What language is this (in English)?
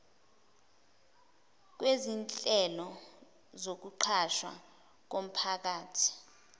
Zulu